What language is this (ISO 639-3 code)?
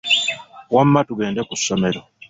lug